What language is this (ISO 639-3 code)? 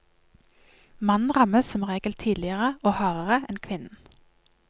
nor